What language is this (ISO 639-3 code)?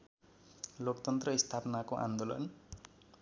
nep